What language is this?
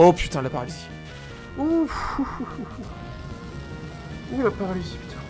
French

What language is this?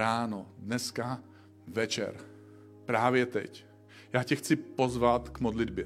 Czech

